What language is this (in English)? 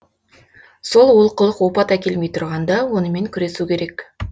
Kazakh